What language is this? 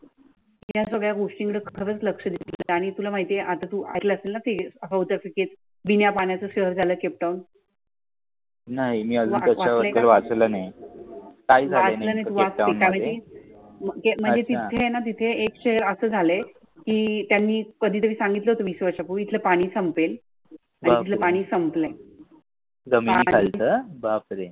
Marathi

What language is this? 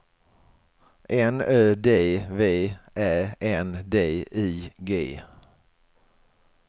Swedish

